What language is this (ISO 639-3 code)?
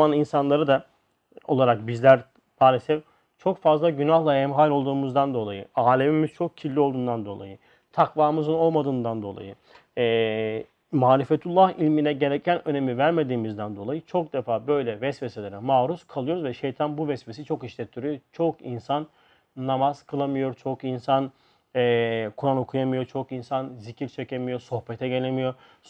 tur